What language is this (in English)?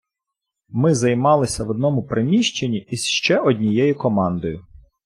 Ukrainian